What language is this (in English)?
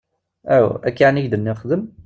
Kabyle